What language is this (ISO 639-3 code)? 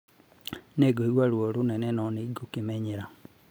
kik